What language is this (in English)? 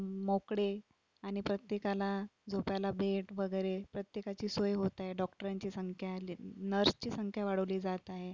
Marathi